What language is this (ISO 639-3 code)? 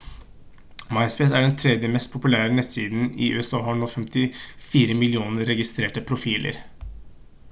nob